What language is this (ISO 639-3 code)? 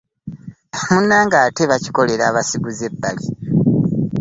lug